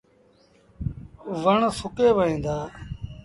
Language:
Sindhi Bhil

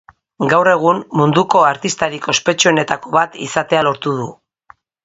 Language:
Basque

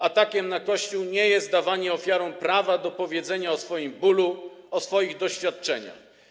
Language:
Polish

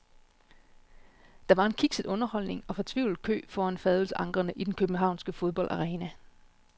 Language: Danish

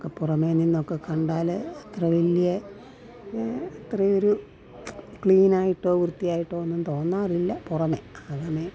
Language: Malayalam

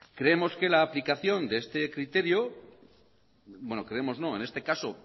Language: Spanish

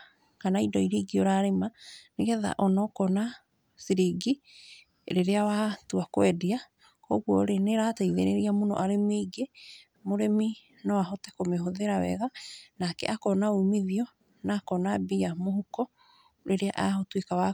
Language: Kikuyu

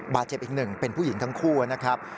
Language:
Thai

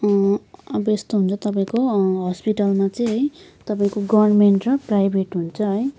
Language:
Nepali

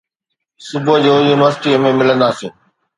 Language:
Sindhi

